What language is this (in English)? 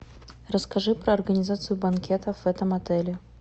Russian